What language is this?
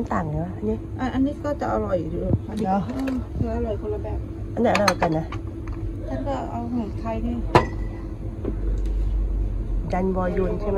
Thai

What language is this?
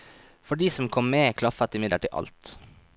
Norwegian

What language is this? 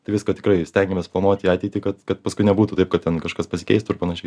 Lithuanian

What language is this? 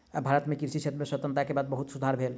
Maithili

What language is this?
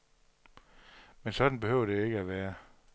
Danish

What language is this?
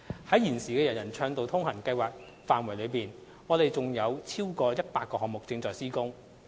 Cantonese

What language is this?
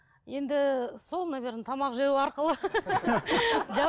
Kazakh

